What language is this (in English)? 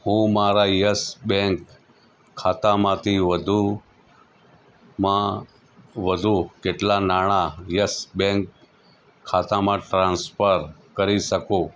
Gujarati